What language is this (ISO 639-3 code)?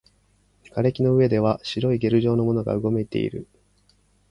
jpn